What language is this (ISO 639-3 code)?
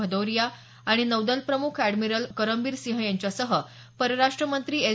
mar